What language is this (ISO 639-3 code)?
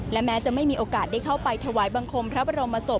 tha